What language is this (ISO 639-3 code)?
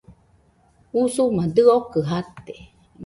hux